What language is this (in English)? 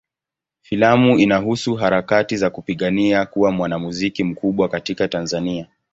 Swahili